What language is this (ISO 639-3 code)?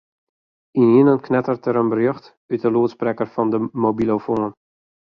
fry